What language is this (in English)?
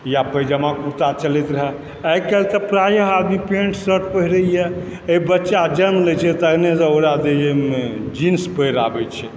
Maithili